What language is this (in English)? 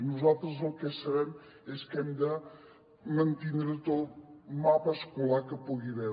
Catalan